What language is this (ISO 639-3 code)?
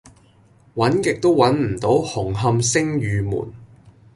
yue